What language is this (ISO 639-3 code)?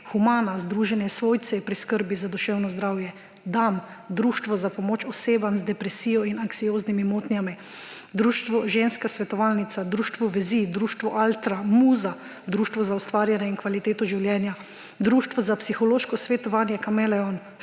slv